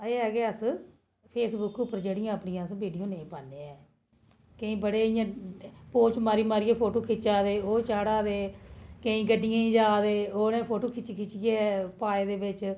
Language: Dogri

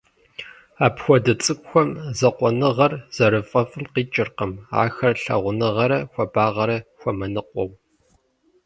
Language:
Kabardian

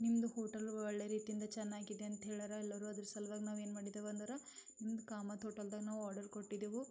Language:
Kannada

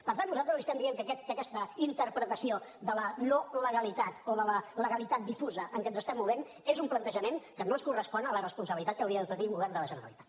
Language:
Catalan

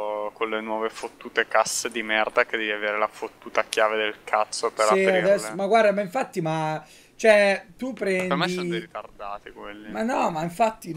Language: Italian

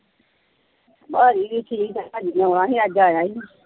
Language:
Punjabi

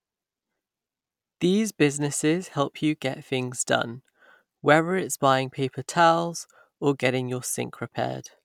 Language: English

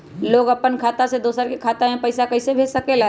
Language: Magahi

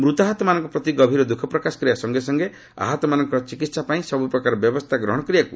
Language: Odia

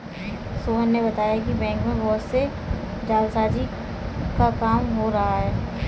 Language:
Hindi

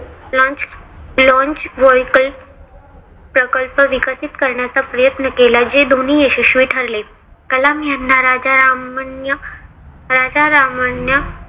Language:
Marathi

